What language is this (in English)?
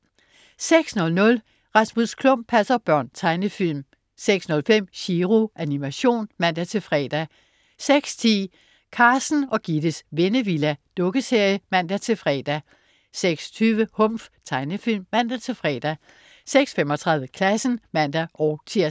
Danish